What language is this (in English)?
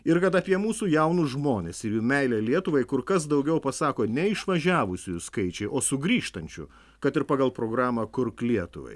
Lithuanian